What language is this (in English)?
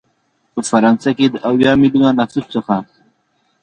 Pashto